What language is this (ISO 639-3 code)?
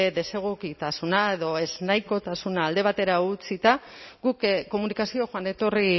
eus